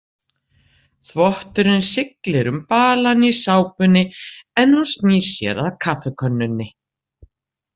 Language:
Icelandic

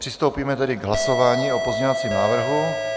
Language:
Czech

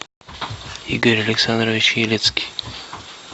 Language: Russian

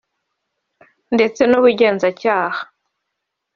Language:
Kinyarwanda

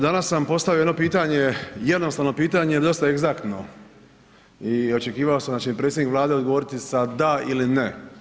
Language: Croatian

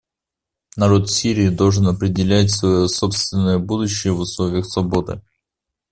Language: Russian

